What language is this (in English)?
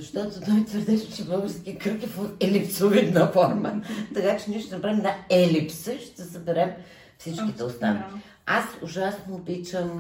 Bulgarian